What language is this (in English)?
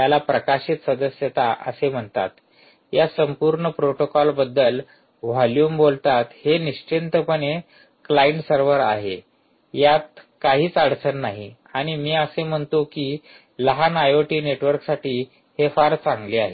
Marathi